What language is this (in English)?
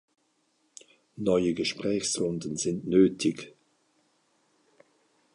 German